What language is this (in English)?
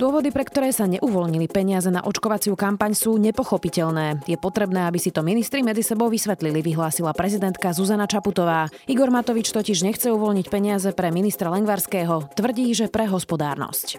Slovak